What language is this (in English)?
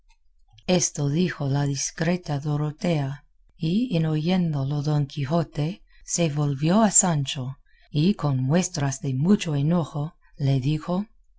Spanish